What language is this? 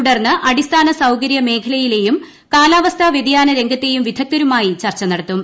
Malayalam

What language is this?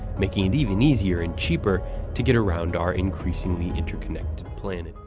English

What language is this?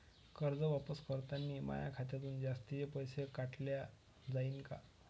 Marathi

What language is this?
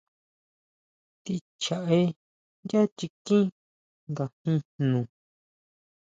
Huautla Mazatec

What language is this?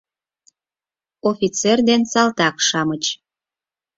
Mari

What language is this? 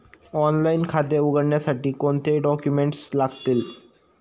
Marathi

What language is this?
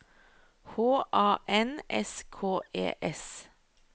Norwegian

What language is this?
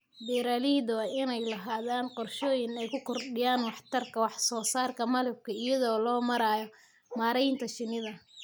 Somali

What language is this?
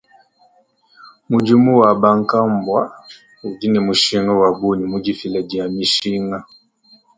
Luba-Lulua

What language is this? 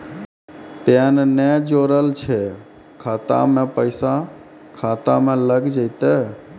Maithili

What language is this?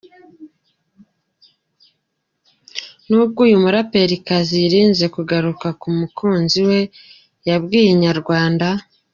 Kinyarwanda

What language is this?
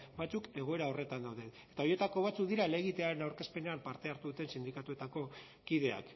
Basque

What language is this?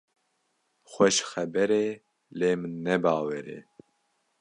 Kurdish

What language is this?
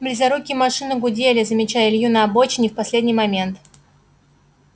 Russian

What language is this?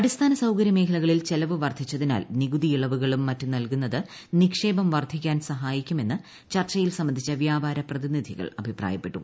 Malayalam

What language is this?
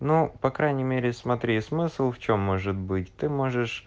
Russian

